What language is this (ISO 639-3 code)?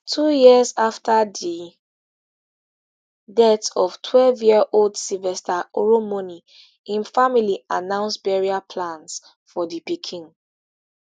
pcm